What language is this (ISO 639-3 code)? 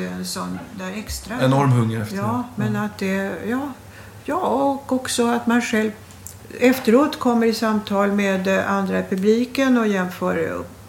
swe